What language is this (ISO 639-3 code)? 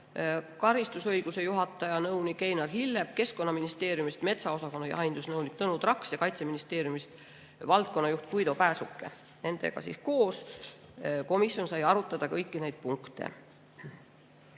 est